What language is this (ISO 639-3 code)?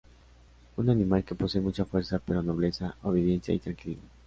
spa